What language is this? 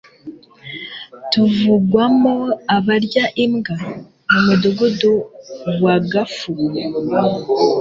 Kinyarwanda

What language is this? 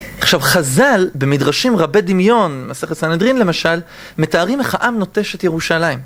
Hebrew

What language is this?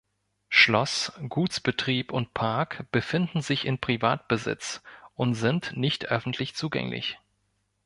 German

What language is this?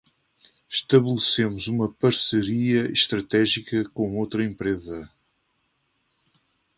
Portuguese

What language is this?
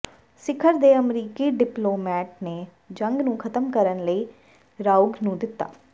Punjabi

